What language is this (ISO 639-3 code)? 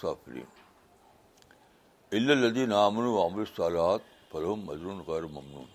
urd